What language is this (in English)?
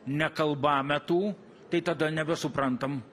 Lithuanian